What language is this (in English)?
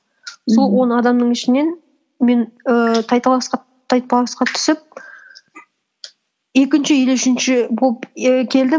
Kazakh